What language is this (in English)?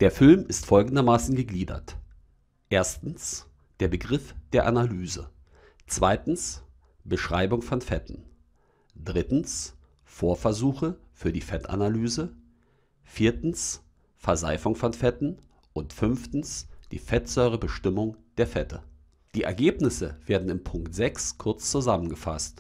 German